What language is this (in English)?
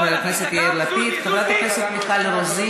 Hebrew